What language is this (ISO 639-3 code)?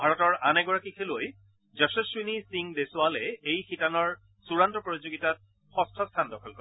asm